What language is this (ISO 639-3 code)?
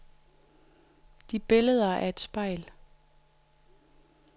dan